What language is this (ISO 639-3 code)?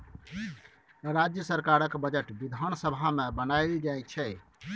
mai